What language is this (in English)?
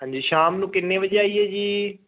Punjabi